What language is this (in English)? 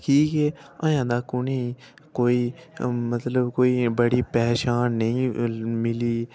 Dogri